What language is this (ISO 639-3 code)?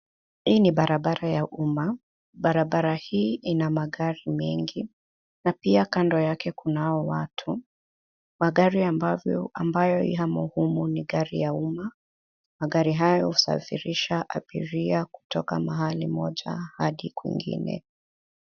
swa